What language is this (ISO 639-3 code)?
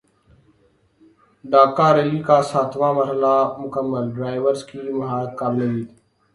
urd